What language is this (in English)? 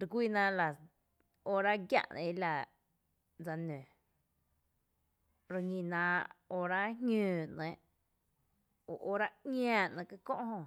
Tepinapa Chinantec